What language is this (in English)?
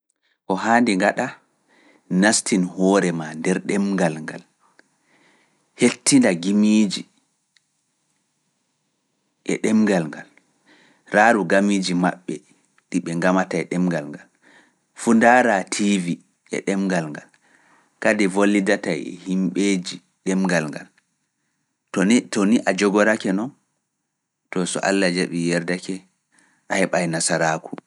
Fula